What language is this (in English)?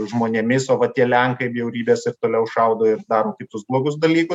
Lithuanian